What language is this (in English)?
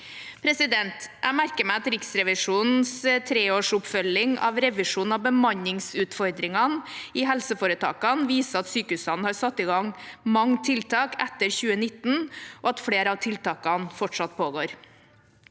Norwegian